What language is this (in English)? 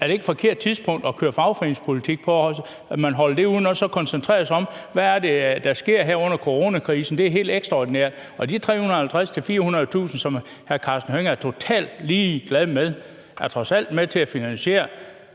Danish